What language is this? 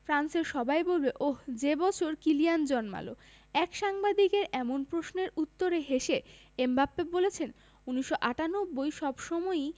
Bangla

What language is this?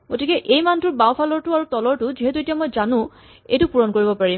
Assamese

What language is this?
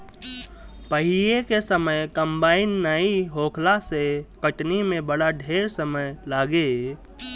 Bhojpuri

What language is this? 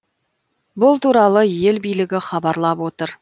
Kazakh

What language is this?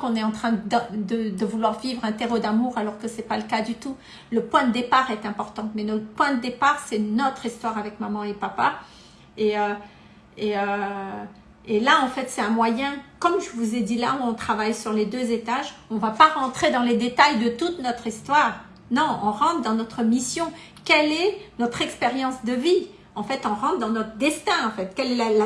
French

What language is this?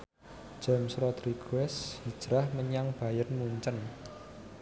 Javanese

